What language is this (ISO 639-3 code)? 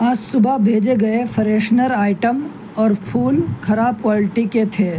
urd